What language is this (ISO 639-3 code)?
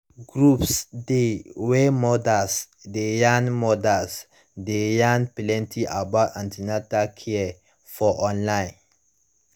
pcm